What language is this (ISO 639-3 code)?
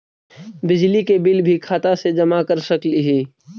mag